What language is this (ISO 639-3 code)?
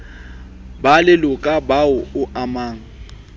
sot